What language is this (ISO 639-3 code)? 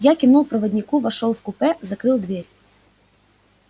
rus